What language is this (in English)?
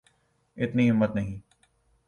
Urdu